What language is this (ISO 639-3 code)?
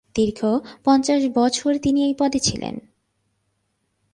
ben